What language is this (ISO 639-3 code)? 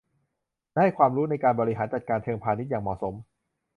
tha